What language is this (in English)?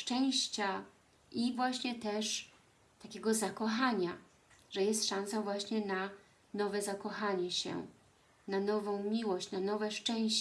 Polish